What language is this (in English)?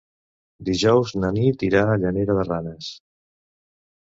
Catalan